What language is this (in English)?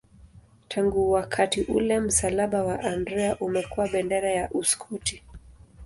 Swahili